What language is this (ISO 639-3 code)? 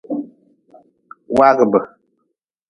nmz